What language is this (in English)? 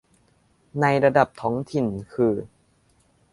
Thai